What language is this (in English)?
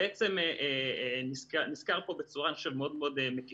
Hebrew